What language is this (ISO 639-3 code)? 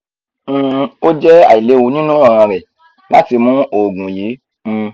yor